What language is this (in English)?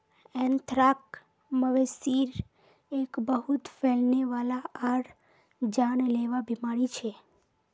Magahi